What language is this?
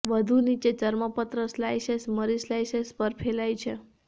Gujarati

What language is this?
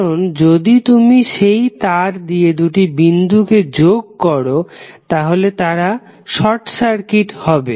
Bangla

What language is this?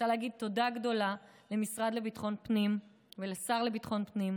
Hebrew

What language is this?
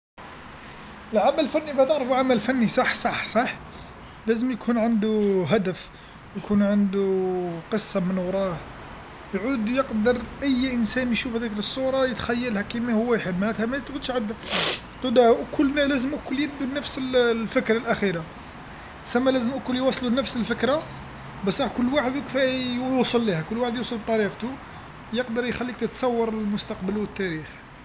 Algerian Arabic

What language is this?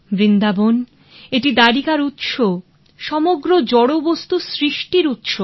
Bangla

